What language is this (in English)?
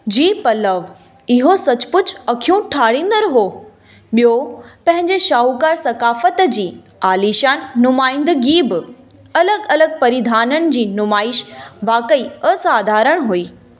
Sindhi